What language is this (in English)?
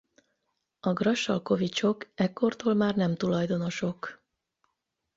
Hungarian